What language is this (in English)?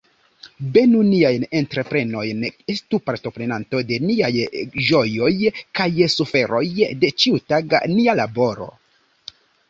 Esperanto